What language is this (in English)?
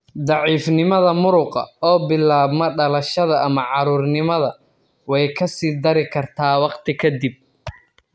Somali